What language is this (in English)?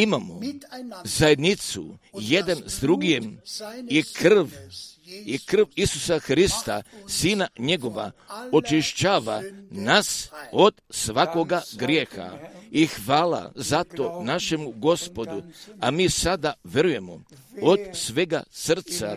Croatian